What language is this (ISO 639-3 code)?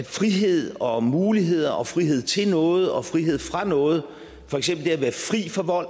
dan